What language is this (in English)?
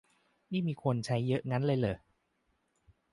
Thai